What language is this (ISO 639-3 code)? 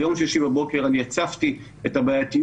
heb